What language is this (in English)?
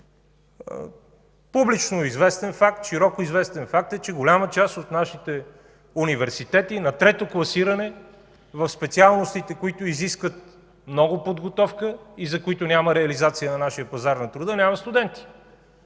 Bulgarian